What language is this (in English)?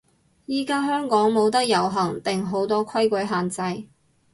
Cantonese